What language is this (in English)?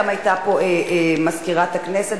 Hebrew